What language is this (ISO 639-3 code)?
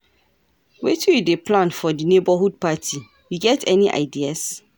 pcm